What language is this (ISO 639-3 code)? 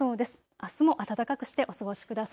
jpn